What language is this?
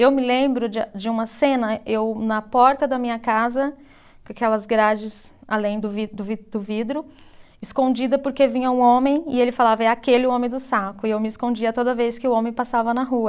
Portuguese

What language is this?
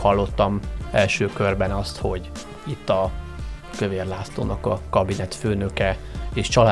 Hungarian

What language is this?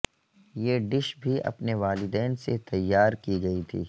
Urdu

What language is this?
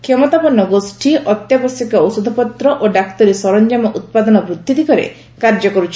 Odia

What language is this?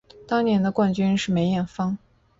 Chinese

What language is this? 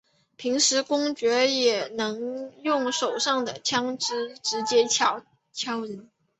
Chinese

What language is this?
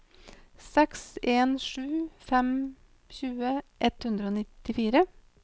Norwegian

